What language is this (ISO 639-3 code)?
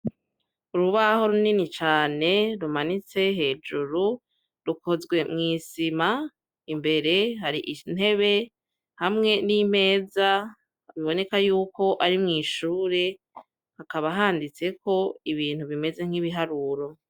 run